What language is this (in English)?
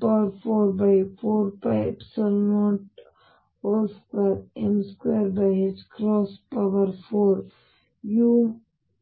Kannada